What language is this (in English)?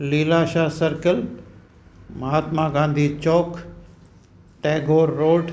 Sindhi